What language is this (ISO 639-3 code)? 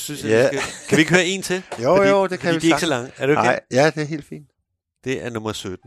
dan